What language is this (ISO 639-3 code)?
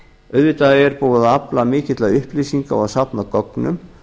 isl